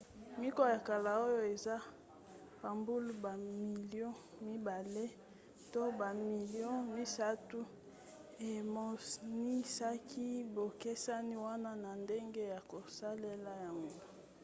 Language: Lingala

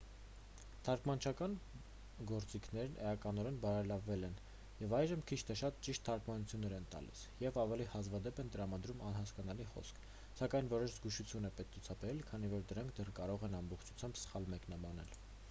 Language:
Armenian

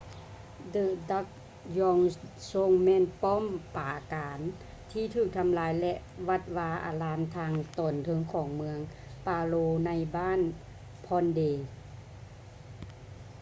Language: Lao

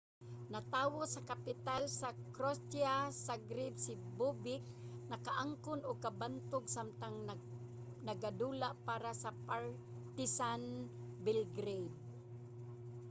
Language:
Cebuano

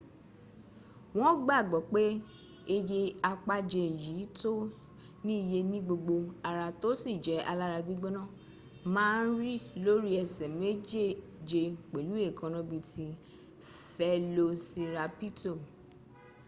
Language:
Yoruba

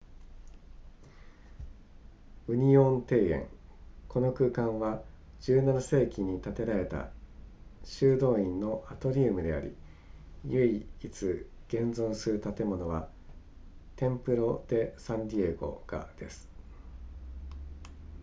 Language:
Japanese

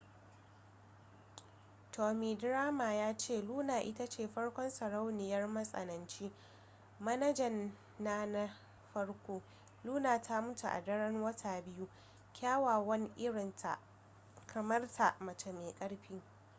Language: Hausa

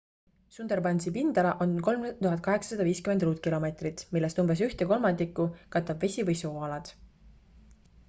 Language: Estonian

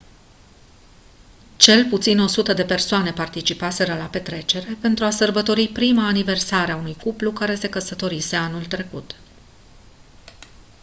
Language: Romanian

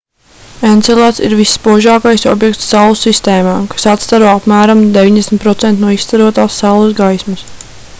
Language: Latvian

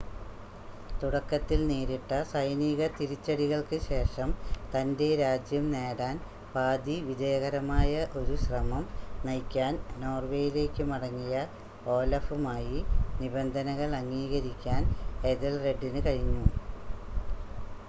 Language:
Malayalam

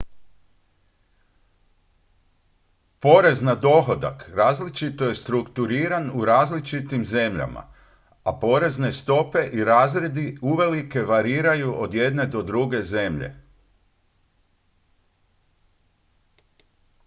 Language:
Croatian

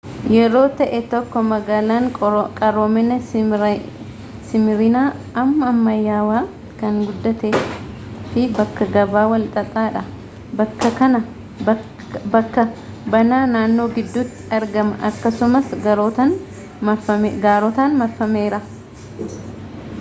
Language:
Oromo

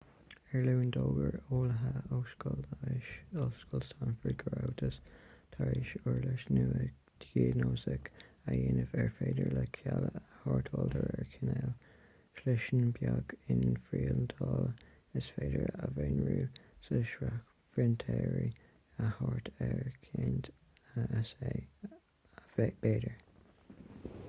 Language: Irish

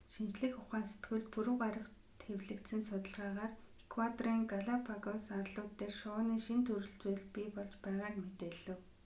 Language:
Mongolian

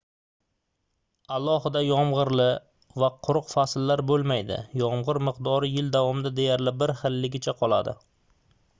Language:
Uzbek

